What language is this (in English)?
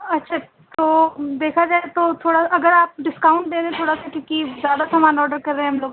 Urdu